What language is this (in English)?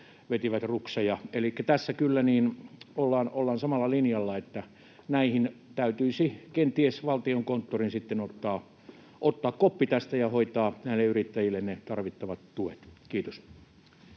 Finnish